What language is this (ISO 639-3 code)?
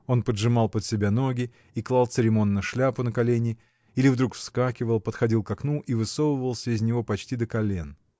rus